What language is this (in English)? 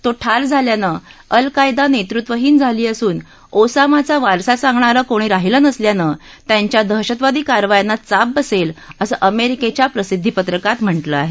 Marathi